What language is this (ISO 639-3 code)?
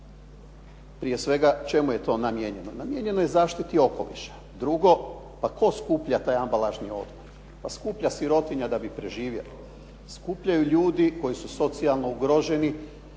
hrv